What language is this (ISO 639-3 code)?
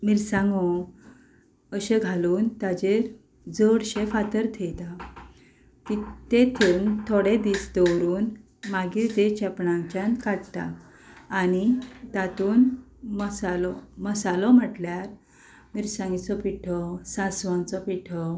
kok